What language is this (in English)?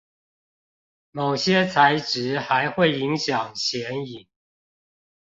Chinese